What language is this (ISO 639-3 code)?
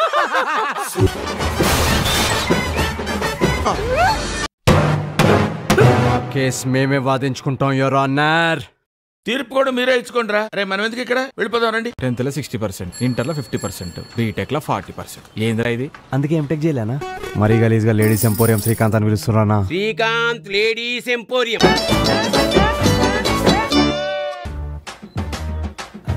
tel